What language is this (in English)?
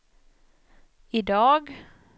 Swedish